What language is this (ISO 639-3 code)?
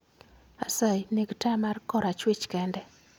luo